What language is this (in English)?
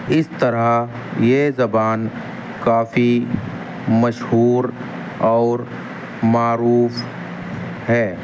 Urdu